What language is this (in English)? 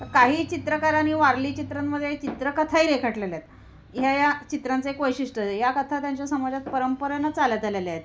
Marathi